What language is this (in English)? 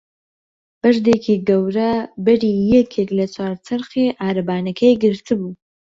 Central Kurdish